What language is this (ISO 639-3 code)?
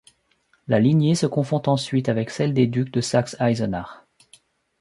fra